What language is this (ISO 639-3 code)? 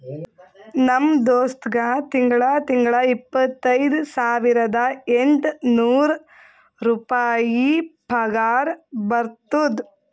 kan